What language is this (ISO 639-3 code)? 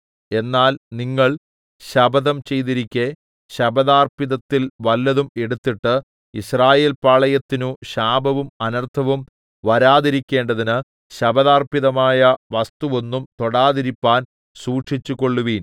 mal